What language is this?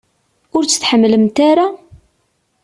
Kabyle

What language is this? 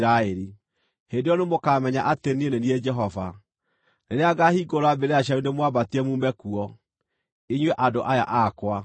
Kikuyu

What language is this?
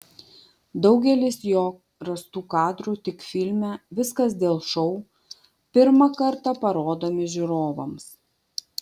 Lithuanian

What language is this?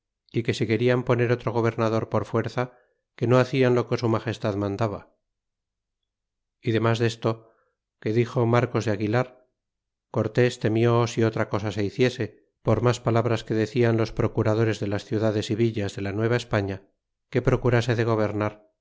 Spanish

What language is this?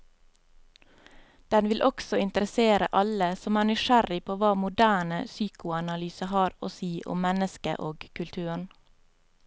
Norwegian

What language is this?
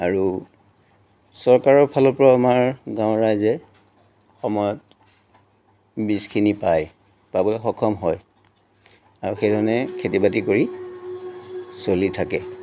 Assamese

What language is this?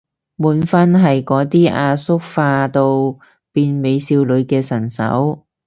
Cantonese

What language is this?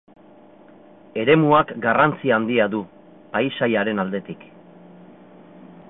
Basque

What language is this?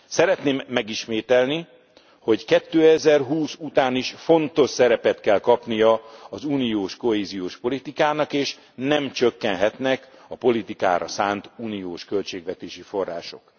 Hungarian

